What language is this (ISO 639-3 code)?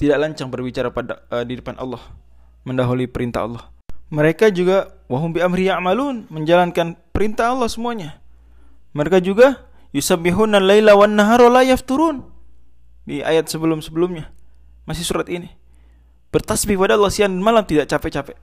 ind